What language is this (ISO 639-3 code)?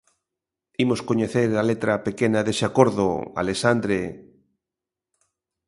glg